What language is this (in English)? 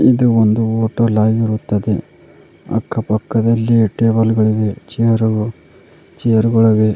Kannada